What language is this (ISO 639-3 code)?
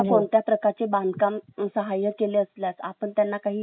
mar